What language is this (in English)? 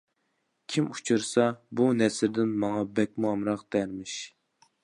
Uyghur